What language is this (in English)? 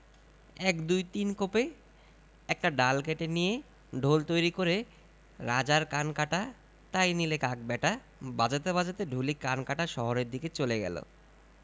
Bangla